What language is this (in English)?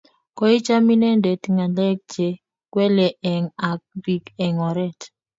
Kalenjin